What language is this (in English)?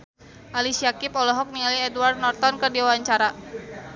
Sundanese